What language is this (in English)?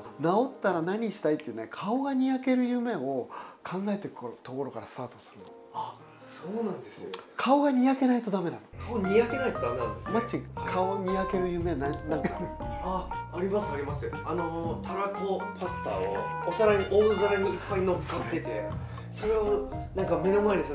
Japanese